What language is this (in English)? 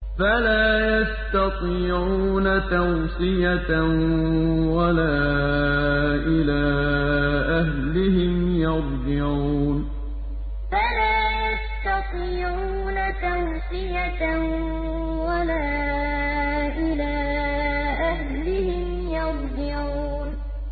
Arabic